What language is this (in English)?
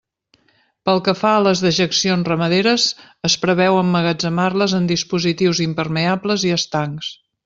Catalan